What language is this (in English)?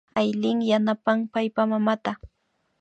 Imbabura Highland Quichua